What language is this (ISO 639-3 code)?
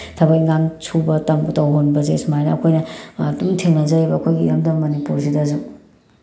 mni